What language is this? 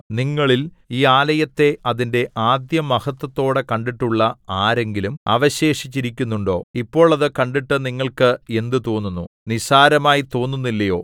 Malayalam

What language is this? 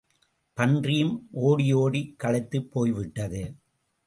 Tamil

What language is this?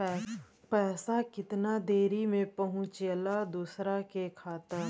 Bhojpuri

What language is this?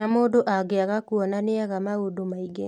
Kikuyu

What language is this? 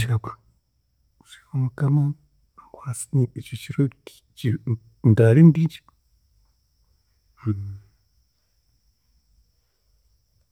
Chiga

